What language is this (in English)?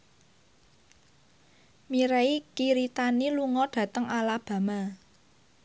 Javanese